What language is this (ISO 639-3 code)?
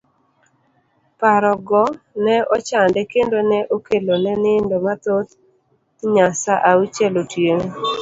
luo